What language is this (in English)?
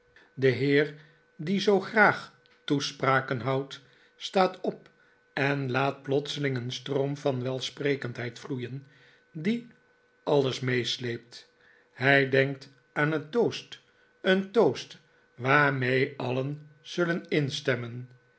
Dutch